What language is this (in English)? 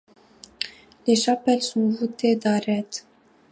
French